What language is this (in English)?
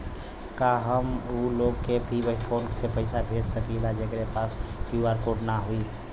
Bhojpuri